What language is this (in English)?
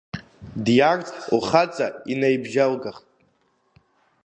Abkhazian